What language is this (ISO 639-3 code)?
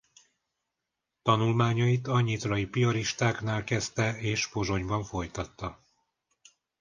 hun